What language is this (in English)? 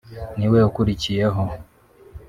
Kinyarwanda